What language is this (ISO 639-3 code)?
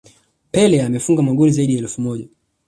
swa